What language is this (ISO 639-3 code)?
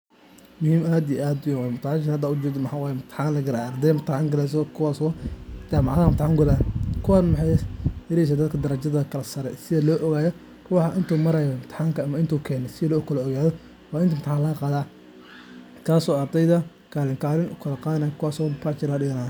som